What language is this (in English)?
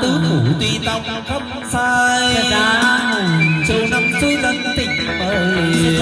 Vietnamese